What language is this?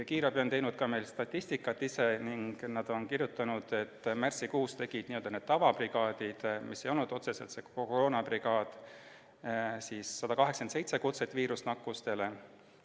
Estonian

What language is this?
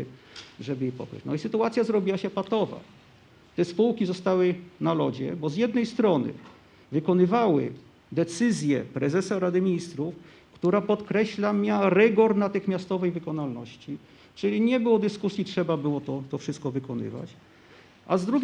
Polish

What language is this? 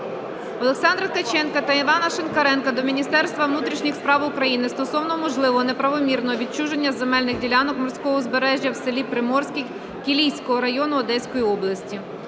Ukrainian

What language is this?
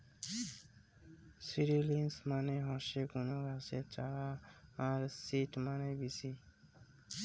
Bangla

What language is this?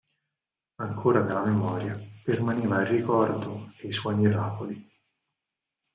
Italian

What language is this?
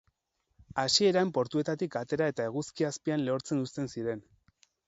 Basque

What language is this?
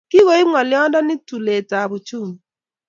Kalenjin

